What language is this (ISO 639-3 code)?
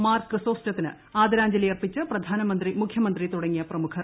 mal